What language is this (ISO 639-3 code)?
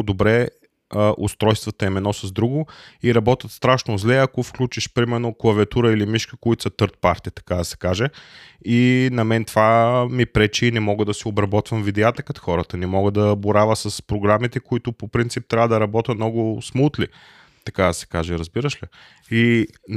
bul